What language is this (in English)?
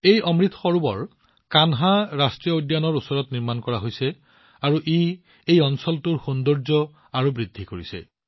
Assamese